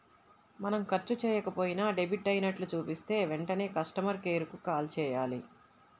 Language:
Telugu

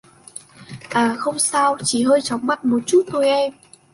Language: Vietnamese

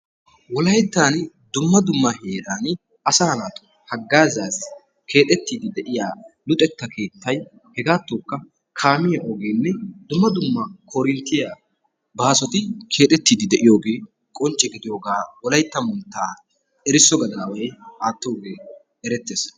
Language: Wolaytta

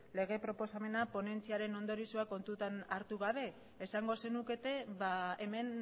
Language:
Basque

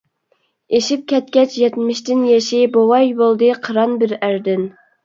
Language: Uyghur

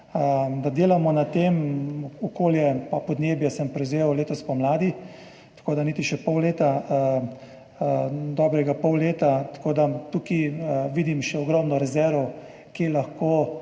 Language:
Slovenian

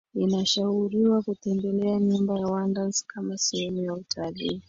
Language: Swahili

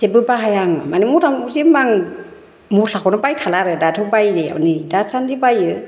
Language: Bodo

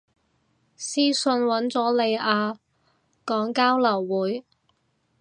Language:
Cantonese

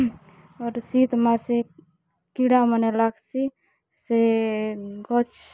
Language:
Odia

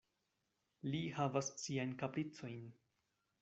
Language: Esperanto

